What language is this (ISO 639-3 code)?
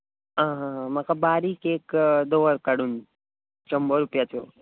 kok